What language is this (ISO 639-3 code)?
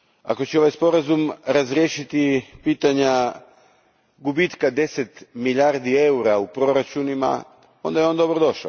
hrv